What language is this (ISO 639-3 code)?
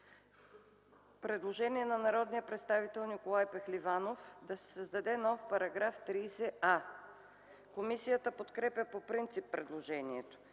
bul